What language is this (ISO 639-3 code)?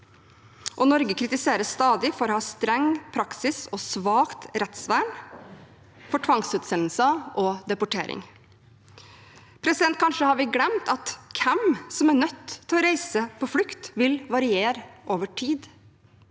nor